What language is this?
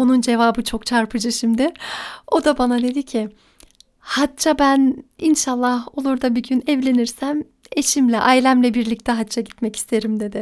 Turkish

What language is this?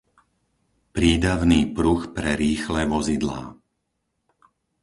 Slovak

